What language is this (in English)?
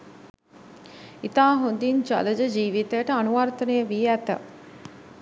Sinhala